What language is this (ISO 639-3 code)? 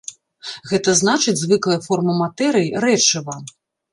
bel